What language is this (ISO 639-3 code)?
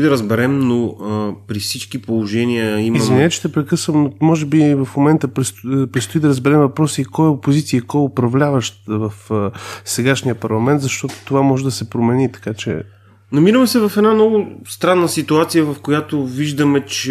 bul